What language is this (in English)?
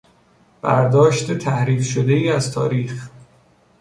Persian